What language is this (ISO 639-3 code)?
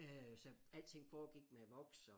dan